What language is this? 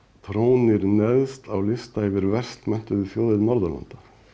Icelandic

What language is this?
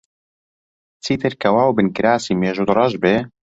Central Kurdish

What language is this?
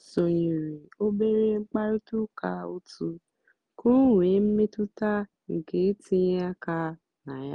Igbo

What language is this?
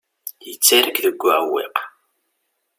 Kabyle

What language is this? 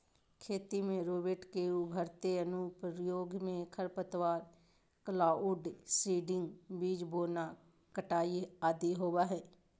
Magahi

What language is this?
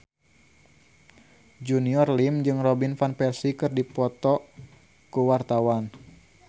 Sundanese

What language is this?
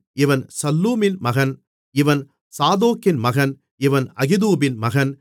Tamil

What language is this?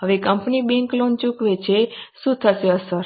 Gujarati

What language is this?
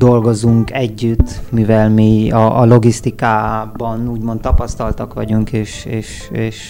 Hungarian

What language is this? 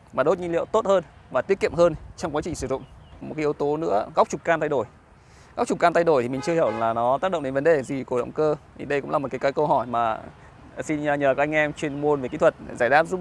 Vietnamese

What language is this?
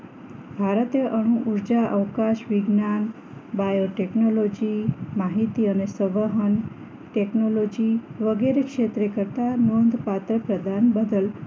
Gujarati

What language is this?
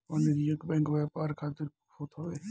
Bhojpuri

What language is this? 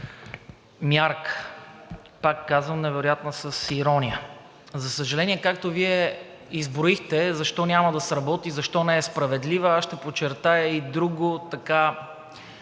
Bulgarian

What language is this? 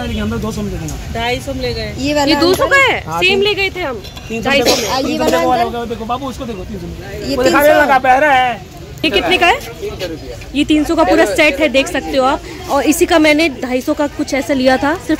Hindi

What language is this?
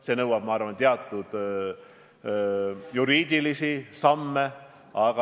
Estonian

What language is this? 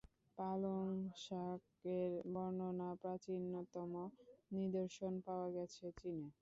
Bangla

